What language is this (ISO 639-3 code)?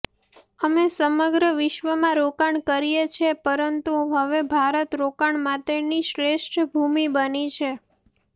guj